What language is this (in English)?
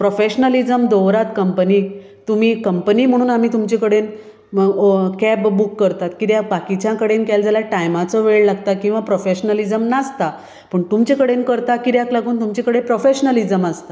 Konkani